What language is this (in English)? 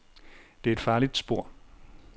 Danish